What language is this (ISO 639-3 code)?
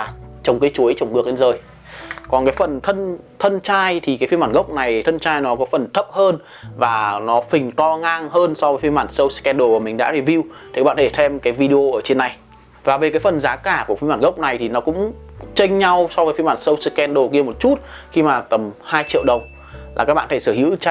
vie